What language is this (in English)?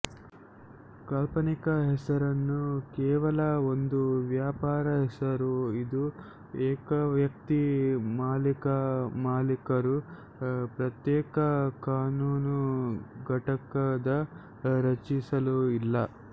Kannada